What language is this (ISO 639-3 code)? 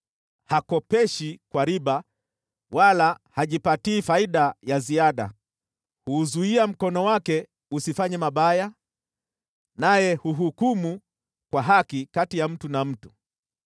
swa